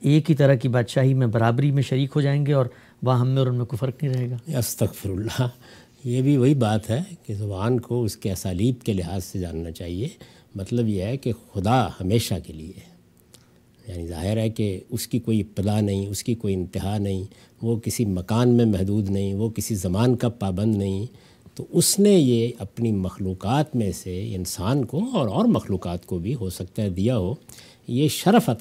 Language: Urdu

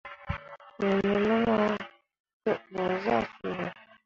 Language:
Mundang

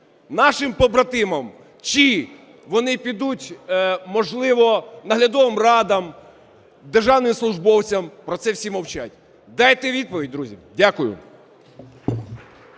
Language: Ukrainian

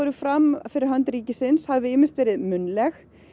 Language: Icelandic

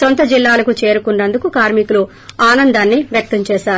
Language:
Telugu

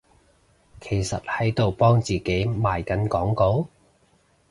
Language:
Cantonese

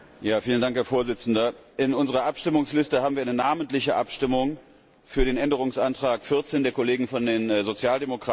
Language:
German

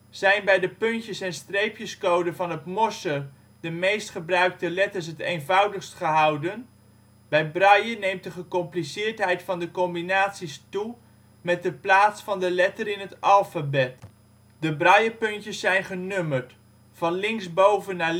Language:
Dutch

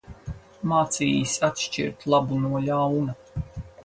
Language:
Latvian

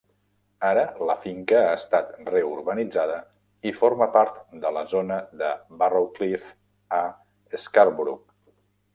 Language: Catalan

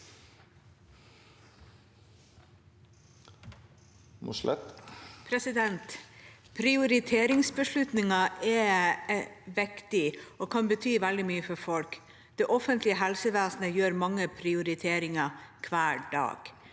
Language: Norwegian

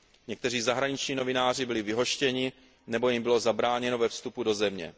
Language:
Czech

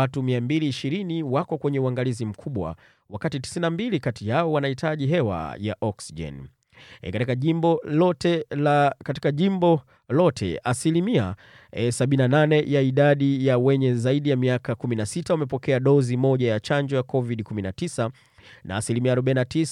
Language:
Swahili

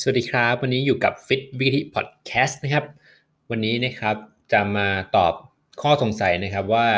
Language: Thai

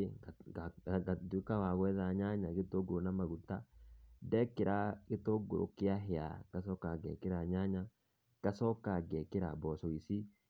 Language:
Kikuyu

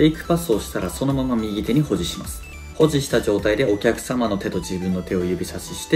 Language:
Japanese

